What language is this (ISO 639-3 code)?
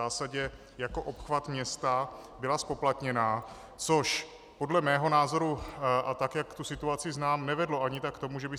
ces